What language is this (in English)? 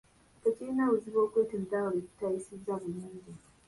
Ganda